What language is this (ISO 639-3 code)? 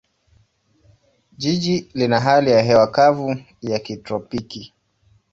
swa